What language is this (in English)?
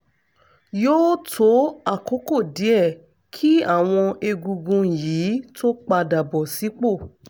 Yoruba